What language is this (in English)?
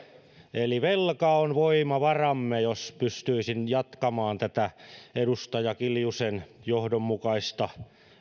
Finnish